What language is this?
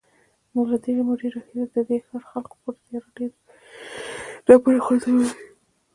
Pashto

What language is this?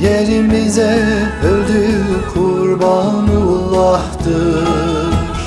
Turkish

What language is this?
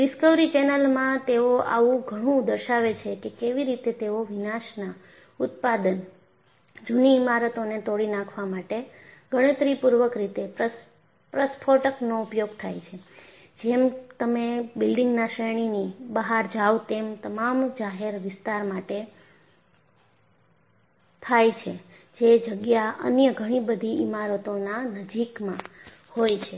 Gujarati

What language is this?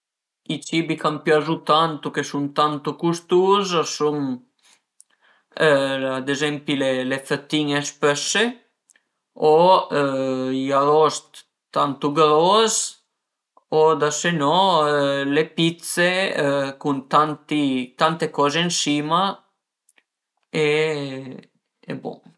Piedmontese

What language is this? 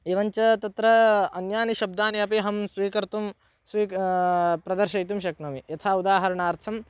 Sanskrit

